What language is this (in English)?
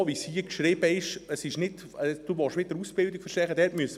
Swiss German